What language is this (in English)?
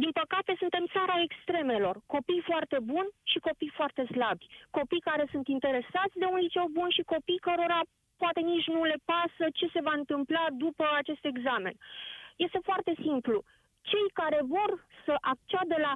Romanian